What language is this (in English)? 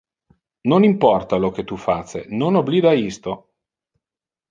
Interlingua